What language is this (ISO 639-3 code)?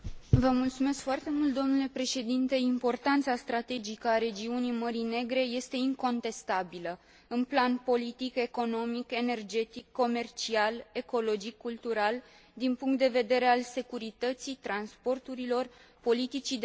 ron